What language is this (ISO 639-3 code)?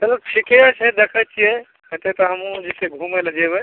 mai